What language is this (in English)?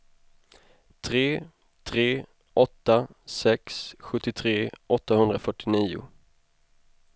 Swedish